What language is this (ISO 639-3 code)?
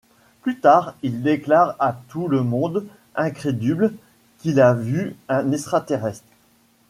fra